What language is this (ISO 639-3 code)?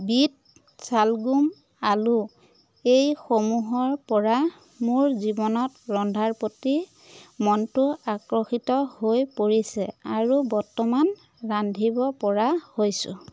asm